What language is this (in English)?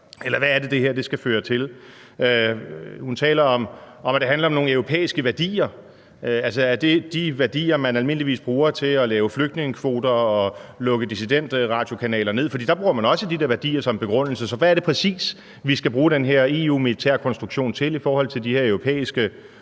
Danish